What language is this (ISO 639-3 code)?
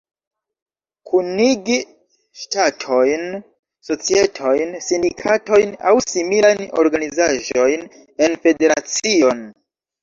epo